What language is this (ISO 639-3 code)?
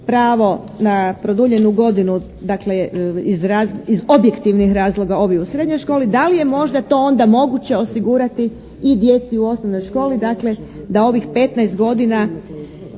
hrv